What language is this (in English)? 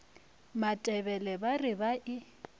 Northern Sotho